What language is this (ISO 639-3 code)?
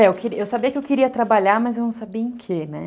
por